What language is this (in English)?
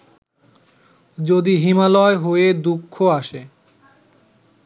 Bangla